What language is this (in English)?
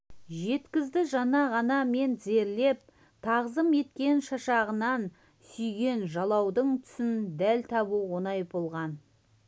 Kazakh